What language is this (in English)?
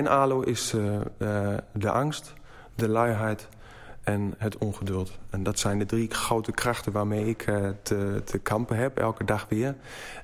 Dutch